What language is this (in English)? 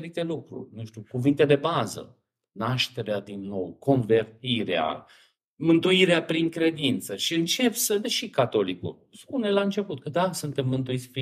Romanian